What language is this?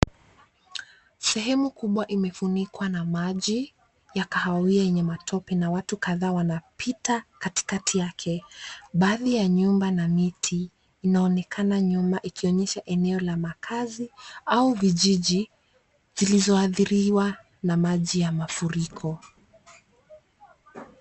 Swahili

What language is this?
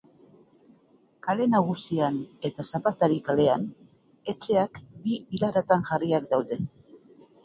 Basque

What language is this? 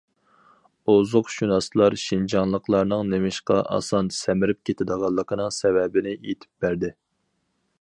Uyghur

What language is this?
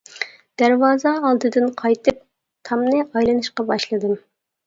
Uyghur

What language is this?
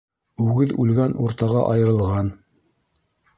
Bashkir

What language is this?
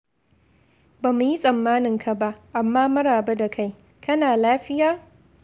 Hausa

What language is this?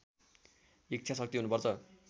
Nepali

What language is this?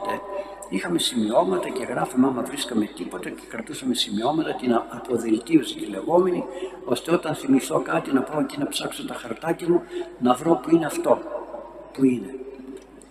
Greek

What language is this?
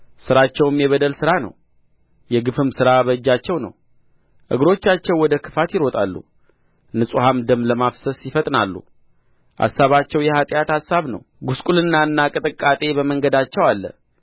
Amharic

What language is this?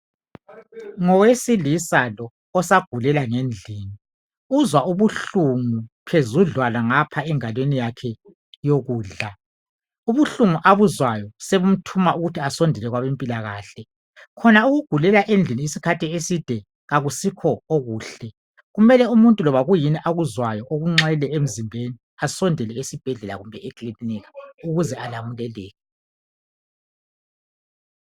North Ndebele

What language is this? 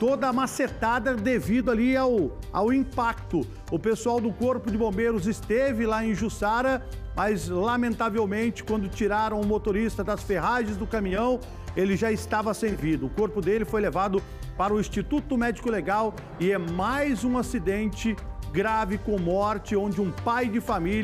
Portuguese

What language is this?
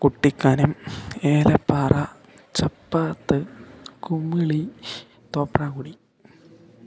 Malayalam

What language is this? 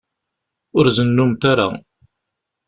Kabyle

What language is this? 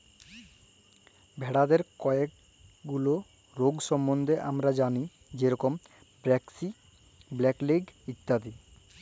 Bangla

